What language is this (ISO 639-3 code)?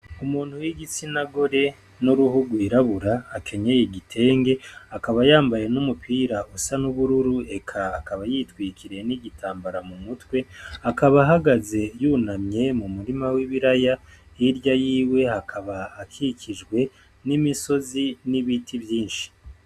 run